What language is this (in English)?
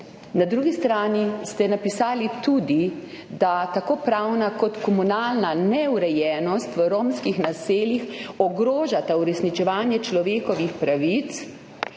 Slovenian